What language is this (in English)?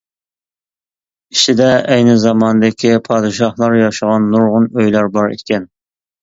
Uyghur